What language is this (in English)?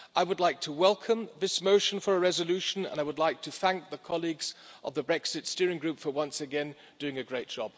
English